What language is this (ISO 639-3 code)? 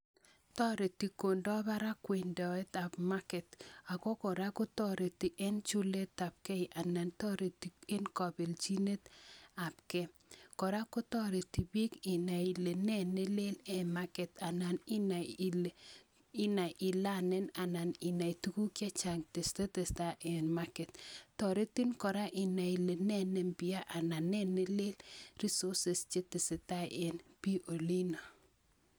kln